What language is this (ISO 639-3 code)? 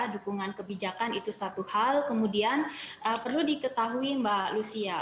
ind